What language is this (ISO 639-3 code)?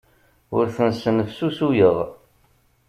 kab